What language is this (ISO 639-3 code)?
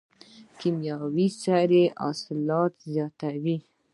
pus